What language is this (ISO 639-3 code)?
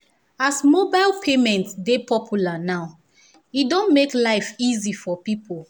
pcm